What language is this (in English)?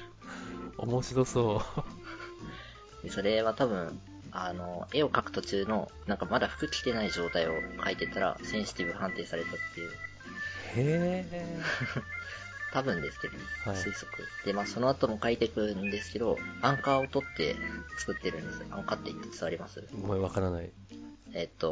Japanese